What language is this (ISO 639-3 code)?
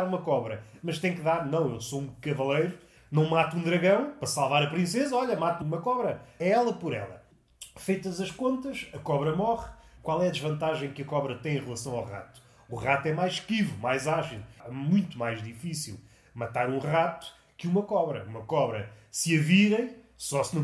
por